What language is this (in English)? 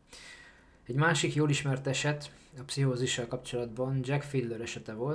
Hungarian